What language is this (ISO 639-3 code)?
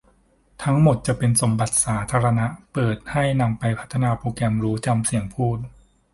tha